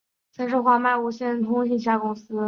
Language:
Chinese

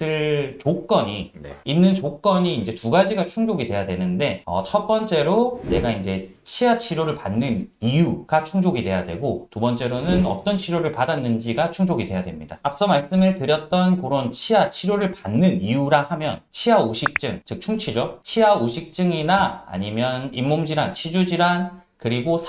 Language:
Korean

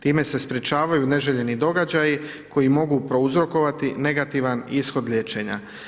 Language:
Croatian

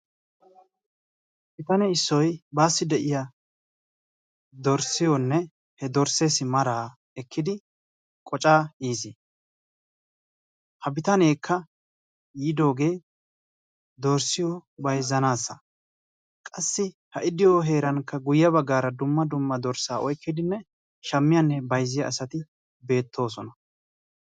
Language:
Wolaytta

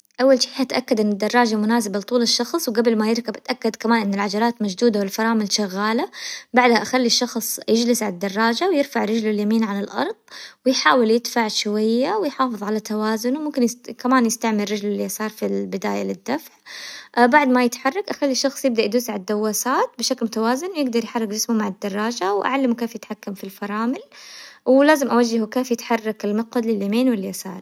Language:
Hijazi Arabic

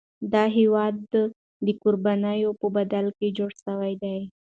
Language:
Pashto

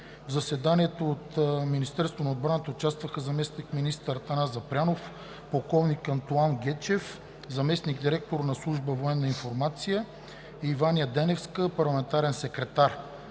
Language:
Bulgarian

